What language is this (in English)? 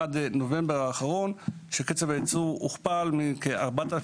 Hebrew